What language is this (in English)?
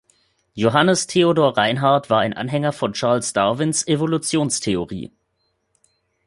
German